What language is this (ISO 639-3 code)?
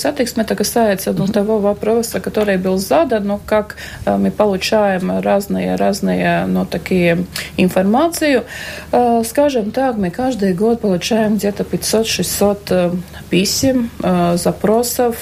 rus